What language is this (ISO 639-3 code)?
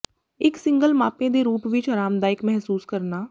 pan